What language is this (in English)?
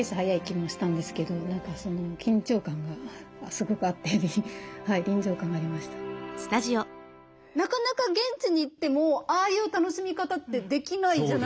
Japanese